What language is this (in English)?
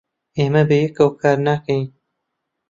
Central Kurdish